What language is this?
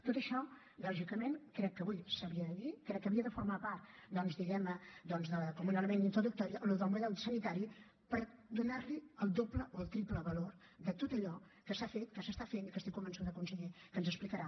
Catalan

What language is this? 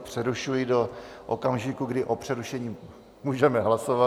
Czech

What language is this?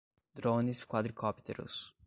Portuguese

